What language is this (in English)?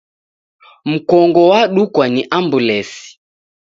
Taita